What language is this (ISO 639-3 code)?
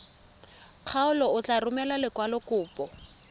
tsn